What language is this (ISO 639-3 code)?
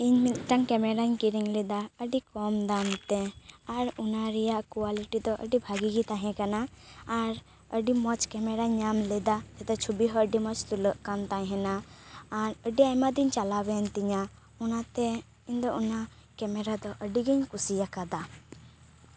sat